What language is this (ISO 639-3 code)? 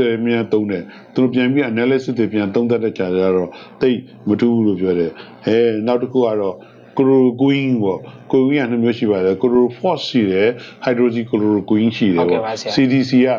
ita